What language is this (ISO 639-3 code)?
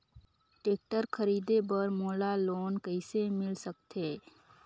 hne